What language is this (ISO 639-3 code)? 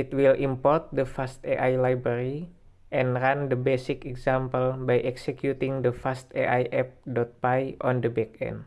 ind